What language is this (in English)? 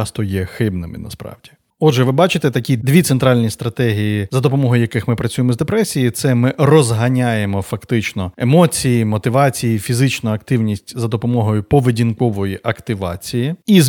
Ukrainian